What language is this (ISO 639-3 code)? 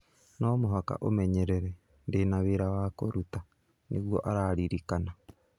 kik